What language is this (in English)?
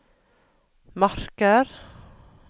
Norwegian